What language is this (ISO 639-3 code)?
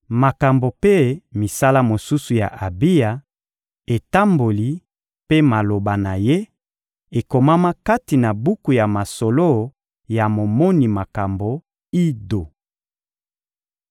lin